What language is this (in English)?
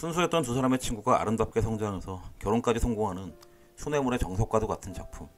Korean